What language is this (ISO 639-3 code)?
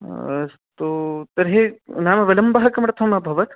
san